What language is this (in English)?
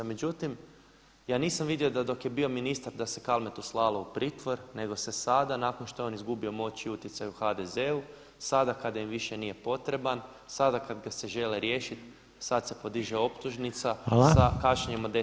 Croatian